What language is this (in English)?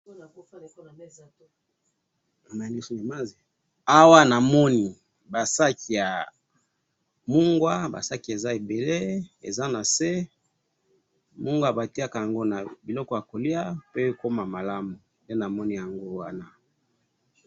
Lingala